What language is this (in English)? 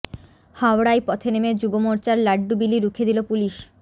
Bangla